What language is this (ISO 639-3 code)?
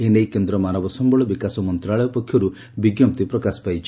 ori